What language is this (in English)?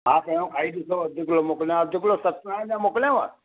Sindhi